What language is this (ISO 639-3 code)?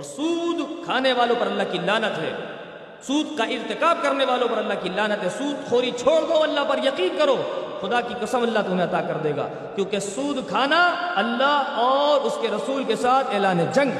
urd